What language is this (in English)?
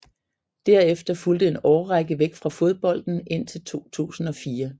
Danish